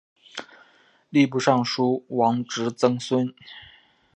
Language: Chinese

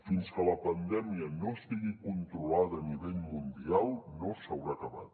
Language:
Catalan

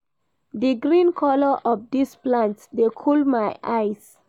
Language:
Nigerian Pidgin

